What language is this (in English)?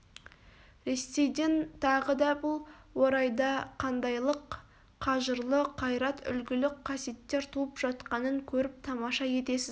Kazakh